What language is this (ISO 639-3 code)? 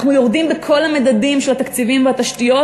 heb